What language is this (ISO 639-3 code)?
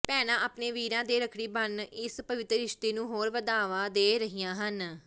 pan